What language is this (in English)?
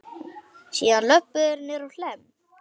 Icelandic